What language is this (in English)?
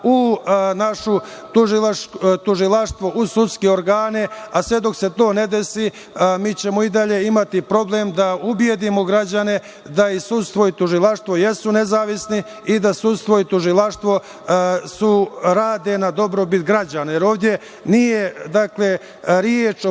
Serbian